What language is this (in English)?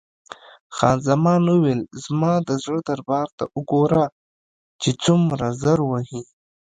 Pashto